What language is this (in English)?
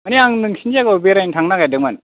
Bodo